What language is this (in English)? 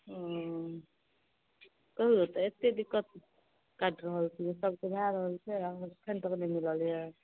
Maithili